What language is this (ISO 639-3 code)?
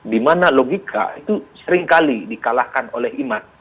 ind